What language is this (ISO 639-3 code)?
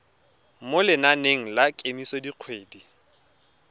tsn